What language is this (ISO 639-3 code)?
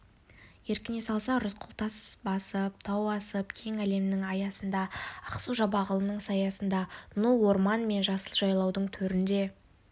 kaz